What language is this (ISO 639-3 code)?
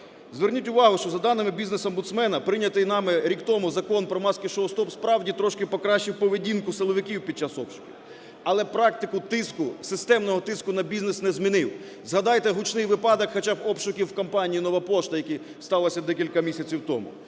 ukr